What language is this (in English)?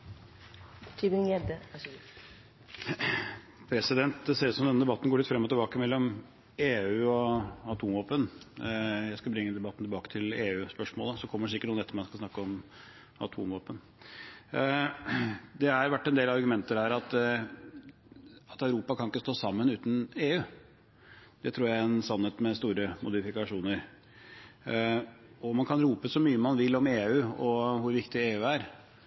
Norwegian Bokmål